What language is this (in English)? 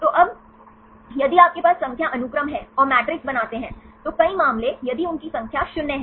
Hindi